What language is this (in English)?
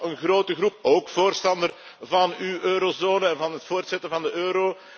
Dutch